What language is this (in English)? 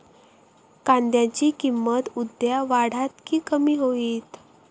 Marathi